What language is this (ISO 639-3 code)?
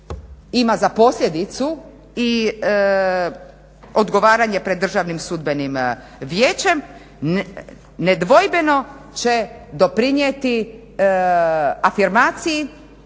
hrv